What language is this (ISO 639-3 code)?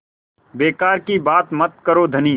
hin